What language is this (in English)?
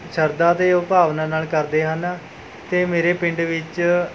Punjabi